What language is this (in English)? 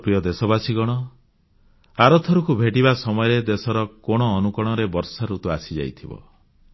Odia